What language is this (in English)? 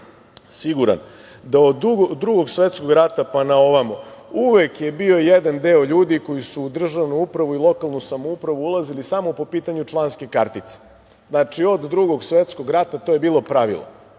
Serbian